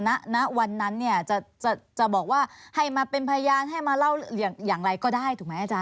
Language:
Thai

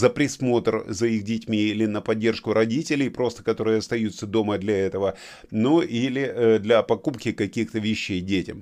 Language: Russian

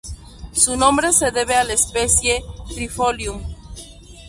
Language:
Spanish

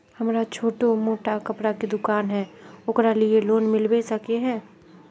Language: Magahi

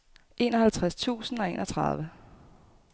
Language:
Danish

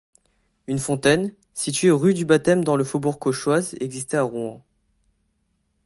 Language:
French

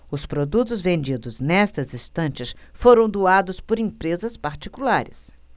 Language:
Portuguese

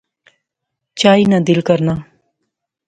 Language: Pahari-Potwari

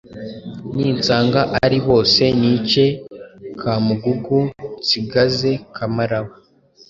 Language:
Kinyarwanda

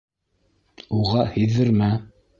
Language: Bashkir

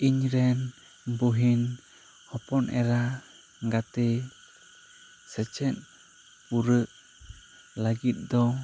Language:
Santali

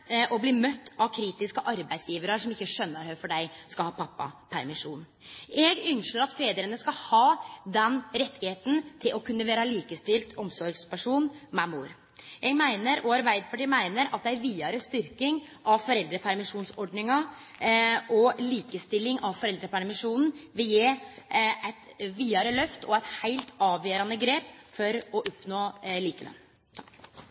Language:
Norwegian Nynorsk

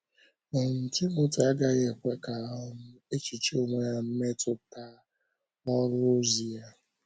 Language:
Igbo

